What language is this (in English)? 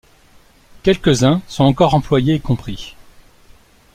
French